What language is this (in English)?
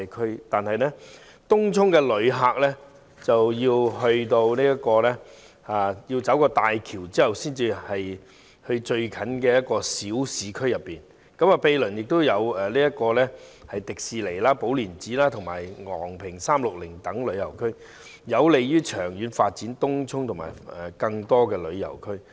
Cantonese